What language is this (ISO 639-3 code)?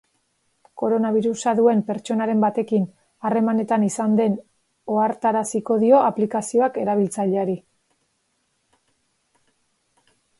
eus